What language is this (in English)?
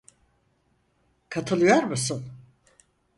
Turkish